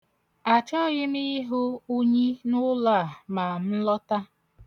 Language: Igbo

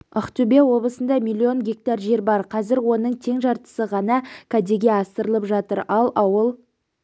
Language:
Kazakh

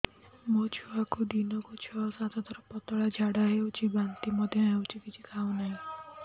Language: Odia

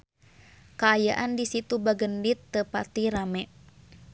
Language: Sundanese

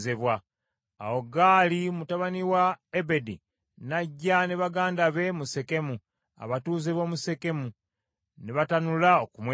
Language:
Ganda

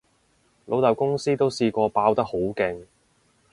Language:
Cantonese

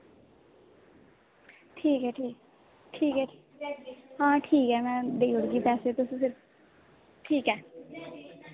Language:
Dogri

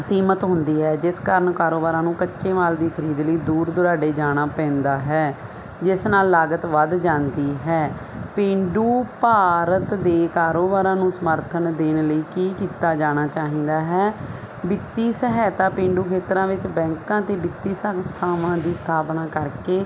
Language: Punjabi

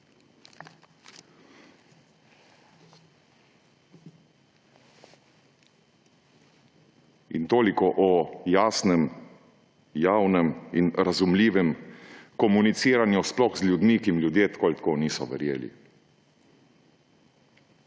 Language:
Slovenian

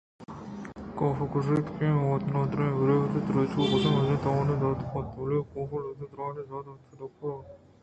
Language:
Eastern Balochi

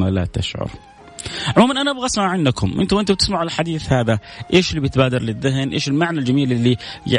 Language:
Arabic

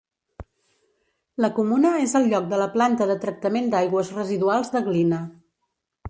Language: Catalan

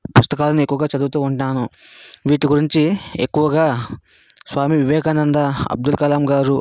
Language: Telugu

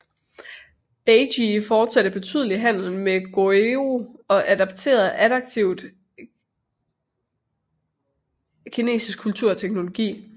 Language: Danish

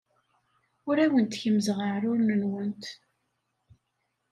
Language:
Kabyle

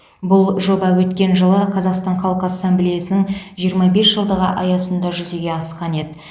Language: Kazakh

